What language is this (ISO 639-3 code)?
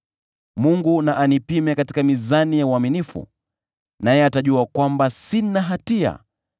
swa